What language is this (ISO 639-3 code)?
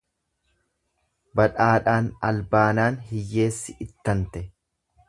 orm